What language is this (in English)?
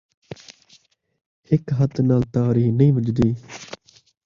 Saraiki